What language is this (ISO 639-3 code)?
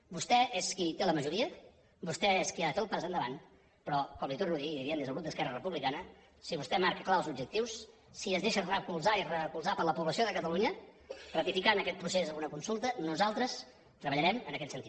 cat